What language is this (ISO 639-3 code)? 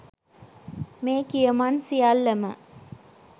sin